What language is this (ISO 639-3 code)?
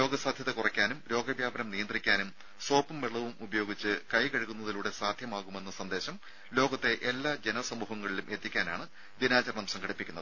mal